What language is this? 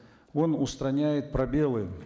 Kazakh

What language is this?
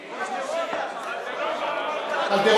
Hebrew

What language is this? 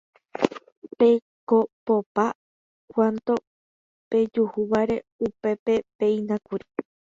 Guarani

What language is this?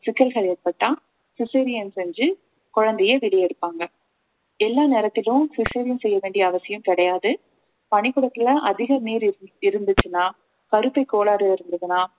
Tamil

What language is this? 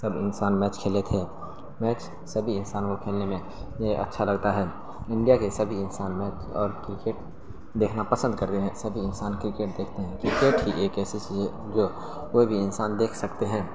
Urdu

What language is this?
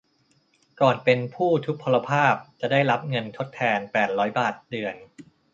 Thai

